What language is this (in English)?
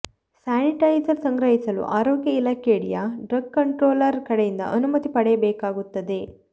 Kannada